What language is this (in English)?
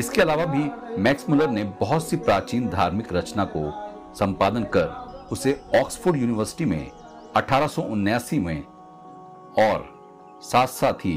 Hindi